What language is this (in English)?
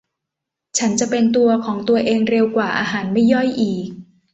Thai